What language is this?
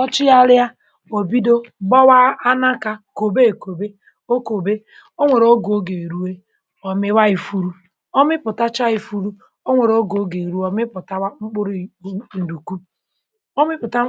Igbo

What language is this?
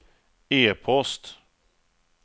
Swedish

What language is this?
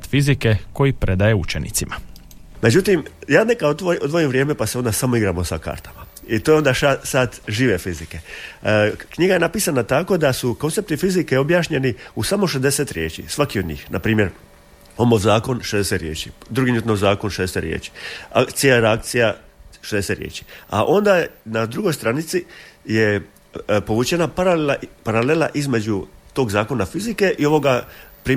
Croatian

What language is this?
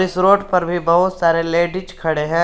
Hindi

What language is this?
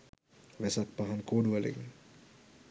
Sinhala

